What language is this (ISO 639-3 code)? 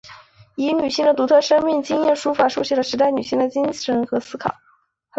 zho